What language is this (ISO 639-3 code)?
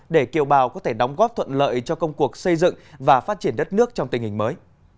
vie